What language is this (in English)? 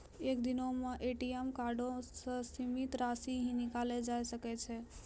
Maithili